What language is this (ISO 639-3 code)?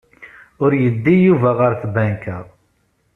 kab